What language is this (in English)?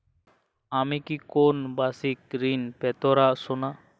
Bangla